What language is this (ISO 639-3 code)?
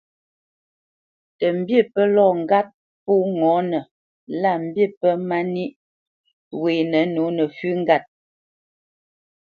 bce